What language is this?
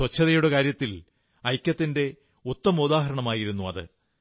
Malayalam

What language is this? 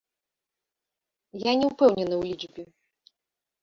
Belarusian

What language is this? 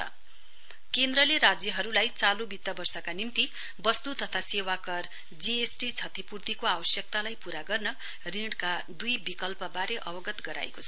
Nepali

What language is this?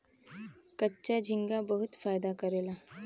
Bhojpuri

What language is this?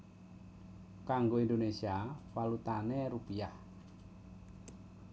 Javanese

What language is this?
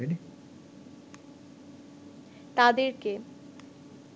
Bangla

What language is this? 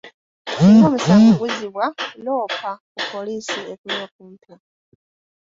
Ganda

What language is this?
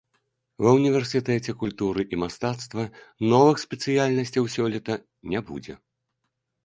Belarusian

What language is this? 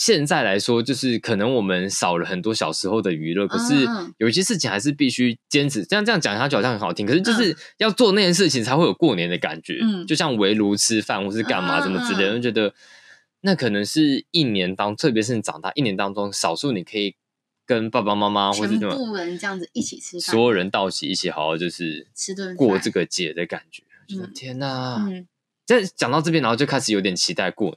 Chinese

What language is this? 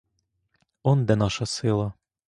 Ukrainian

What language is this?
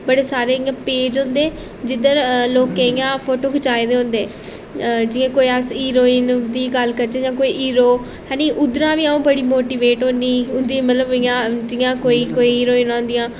Dogri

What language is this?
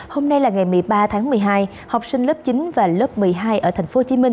Vietnamese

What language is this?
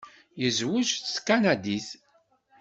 Kabyle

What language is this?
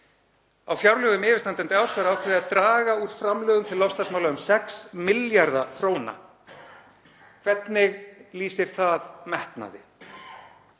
Icelandic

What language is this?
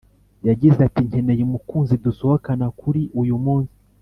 Kinyarwanda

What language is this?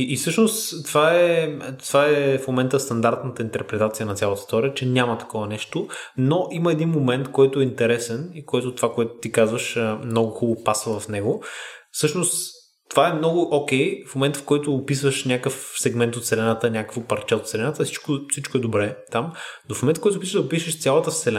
Bulgarian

